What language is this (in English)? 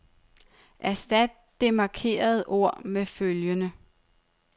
Danish